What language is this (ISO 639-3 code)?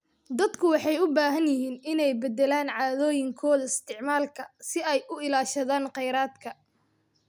som